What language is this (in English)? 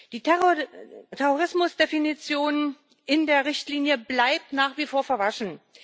German